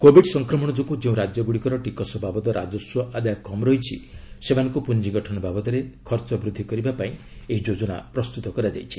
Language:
Odia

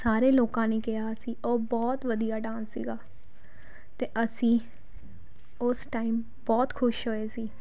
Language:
Punjabi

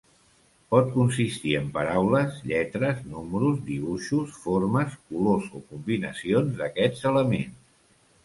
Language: Catalan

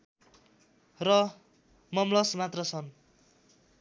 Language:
Nepali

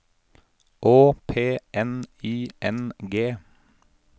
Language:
Norwegian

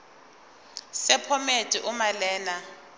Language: Zulu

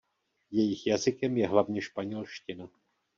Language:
Czech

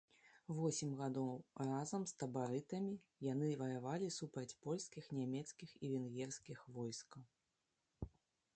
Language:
Belarusian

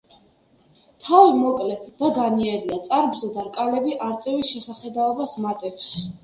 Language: Georgian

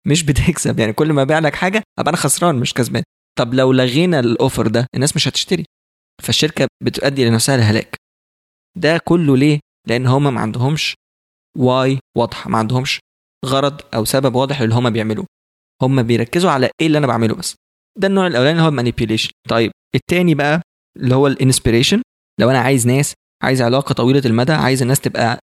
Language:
Arabic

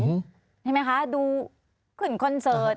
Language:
Thai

